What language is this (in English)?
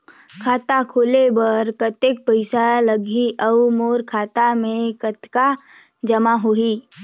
Chhattisgarhi